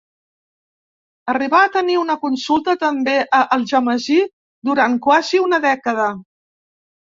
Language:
Catalan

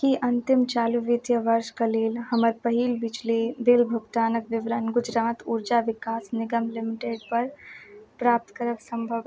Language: Maithili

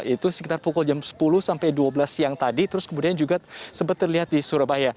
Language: Indonesian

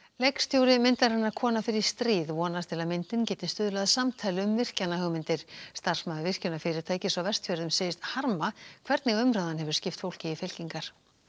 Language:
Icelandic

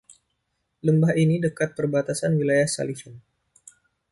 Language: Indonesian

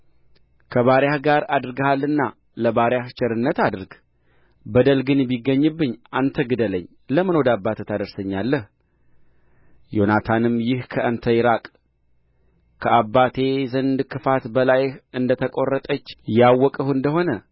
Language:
Amharic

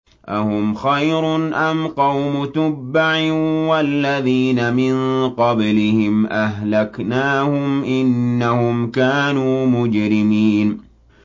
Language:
Arabic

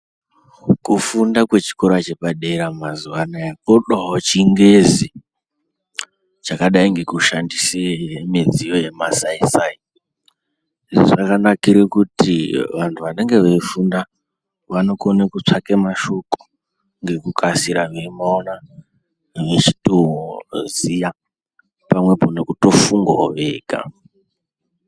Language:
Ndau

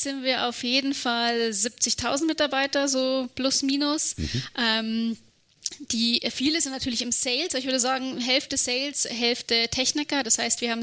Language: German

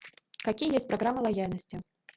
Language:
Russian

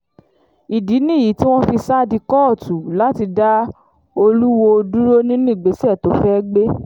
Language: Yoruba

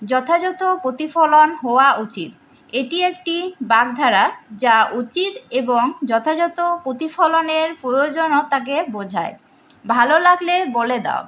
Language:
Bangla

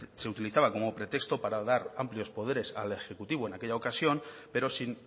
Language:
Spanish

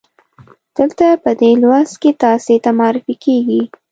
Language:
Pashto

